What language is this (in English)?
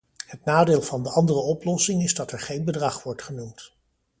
Dutch